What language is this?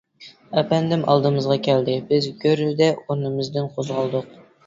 Uyghur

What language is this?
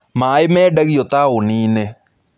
Kikuyu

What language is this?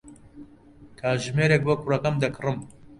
Central Kurdish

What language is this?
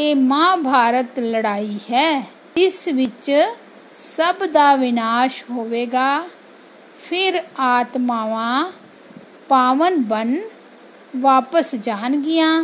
Hindi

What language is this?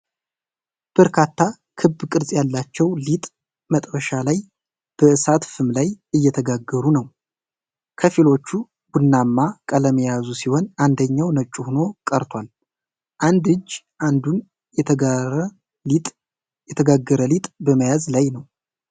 Amharic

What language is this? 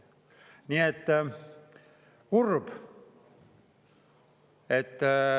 Estonian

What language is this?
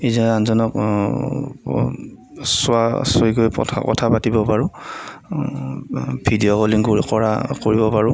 Assamese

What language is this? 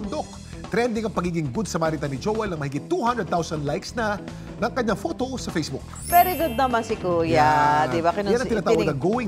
Filipino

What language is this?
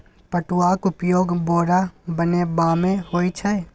Maithili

